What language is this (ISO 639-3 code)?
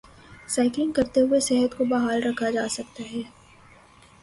urd